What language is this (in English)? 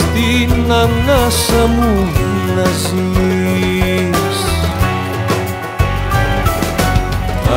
Greek